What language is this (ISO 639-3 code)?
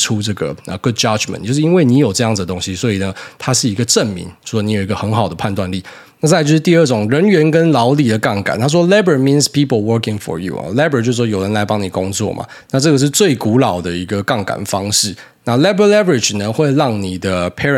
zho